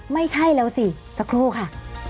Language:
Thai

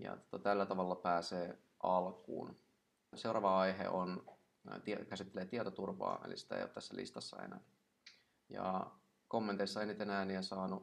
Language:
Finnish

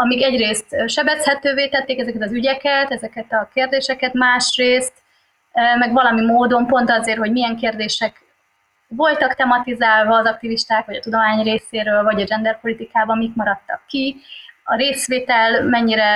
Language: Hungarian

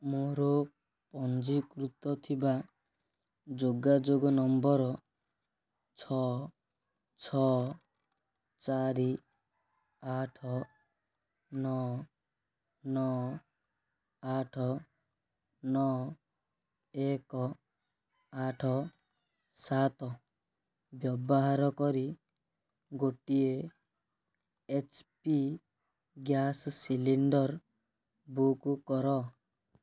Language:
Odia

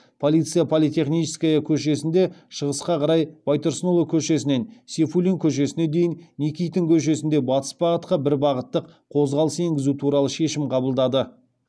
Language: Kazakh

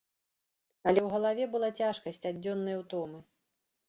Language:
Belarusian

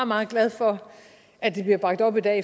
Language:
Danish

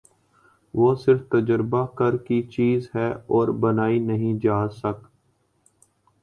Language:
Urdu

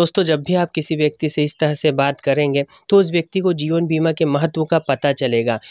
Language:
Hindi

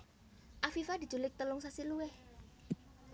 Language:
Javanese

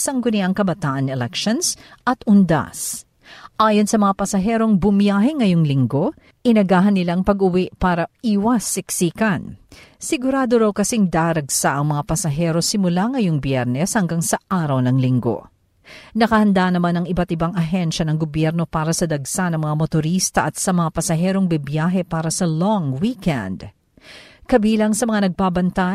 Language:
Filipino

